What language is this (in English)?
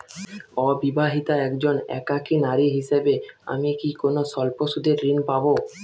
Bangla